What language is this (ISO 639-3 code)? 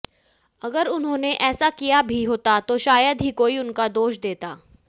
hin